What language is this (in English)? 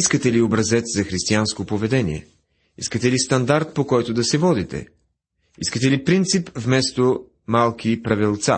Bulgarian